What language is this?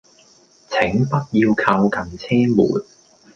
Cantonese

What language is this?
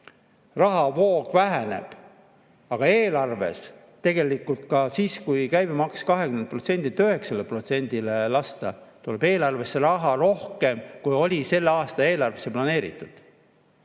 Estonian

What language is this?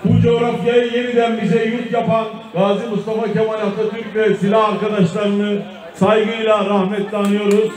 Turkish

